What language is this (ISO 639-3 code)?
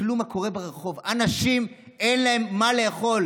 heb